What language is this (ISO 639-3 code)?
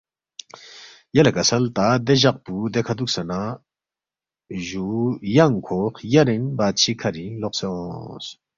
bft